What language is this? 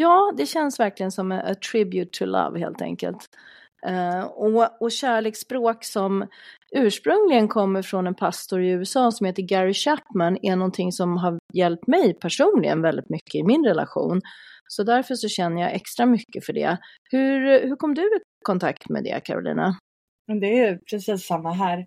Swedish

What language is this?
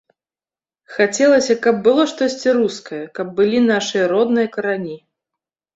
Belarusian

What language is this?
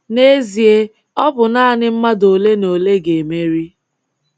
Igbo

